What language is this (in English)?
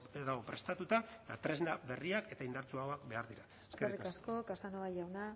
Basque